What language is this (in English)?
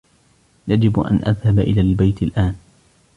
Arabic